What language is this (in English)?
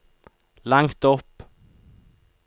Norwegian